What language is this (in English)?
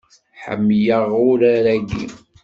Kabyle